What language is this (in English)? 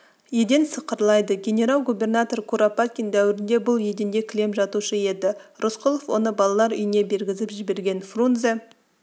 Kazakh